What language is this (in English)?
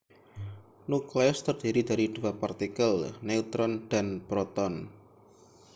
Indonesian